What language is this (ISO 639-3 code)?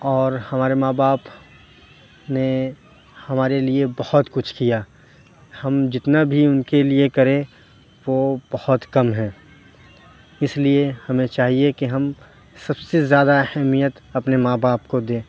urd